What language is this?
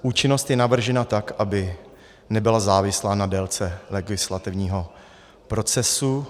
Czech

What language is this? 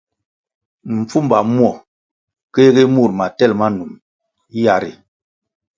Kwasio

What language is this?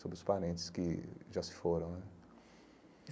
Portuguese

